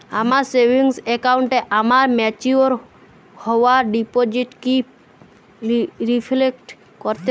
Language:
Bangla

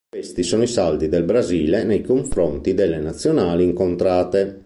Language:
Italian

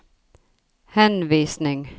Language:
Norwegian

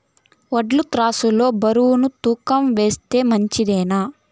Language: Telugu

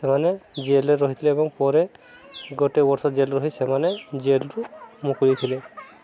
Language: Odia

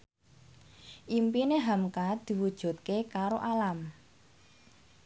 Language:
Javanese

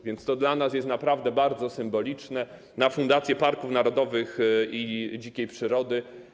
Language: Polish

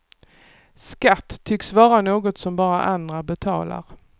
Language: Swedish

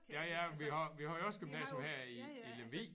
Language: Danish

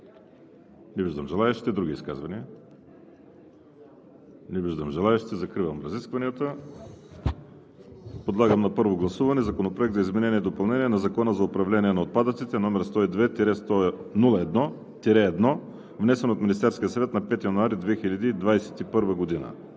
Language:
Bulgarian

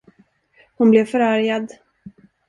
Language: Swedish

